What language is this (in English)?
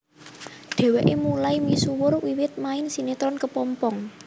Javanese